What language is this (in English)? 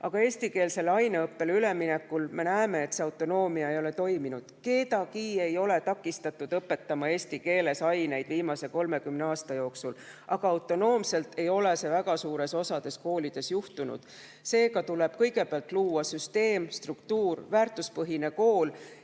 Estonian